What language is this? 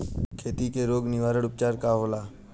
Bhojpuri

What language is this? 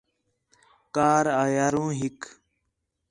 Khetrani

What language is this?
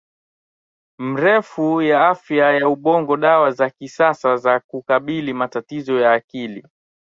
Swahili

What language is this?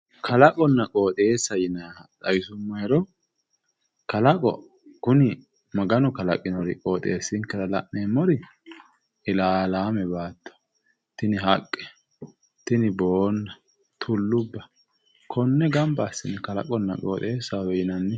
Sidamo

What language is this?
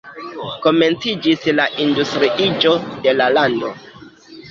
Esperanto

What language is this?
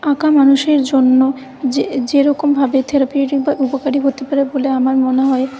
Bangla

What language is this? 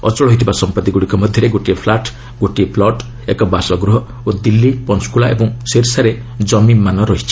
Odia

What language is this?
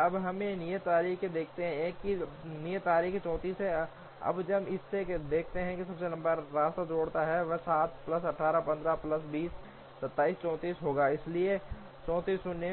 Hindi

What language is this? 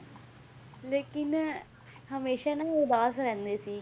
Punjabi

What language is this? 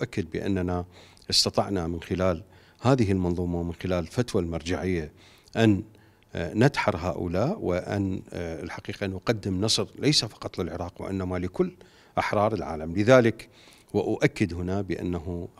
Arabic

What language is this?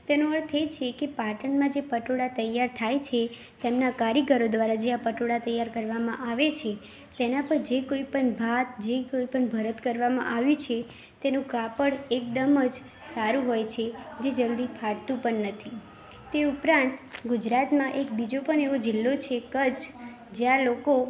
Gujarati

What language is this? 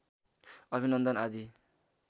Nepali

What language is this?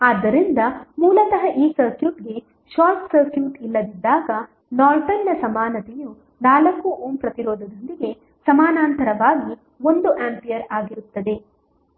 Kannada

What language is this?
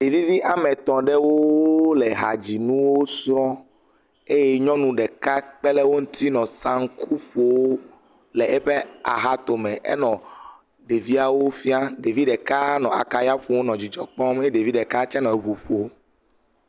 Ewe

